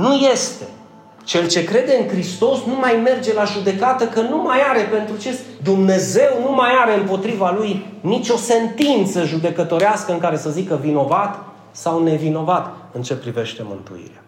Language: Romanian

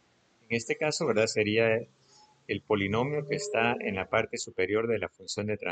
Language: Spanish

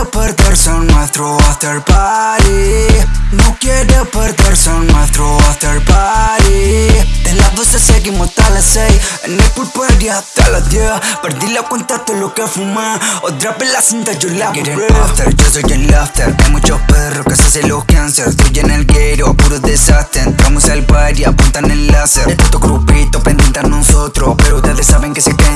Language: Italian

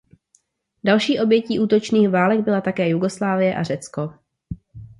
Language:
Czech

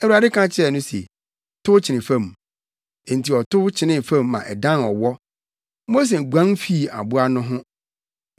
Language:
Akan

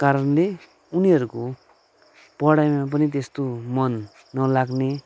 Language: Nepali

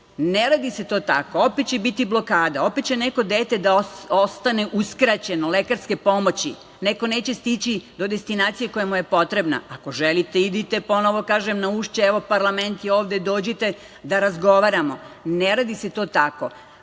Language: Serbian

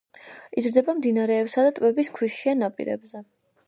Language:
Georgian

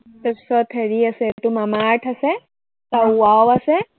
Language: Assamese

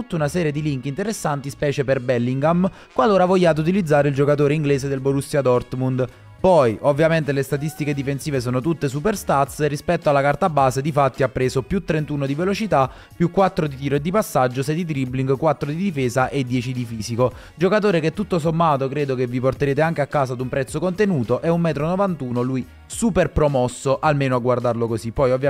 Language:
Italian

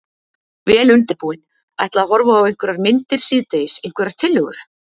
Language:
Icelandic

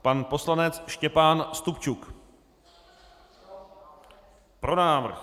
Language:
Czech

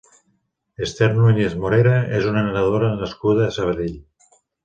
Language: Catalan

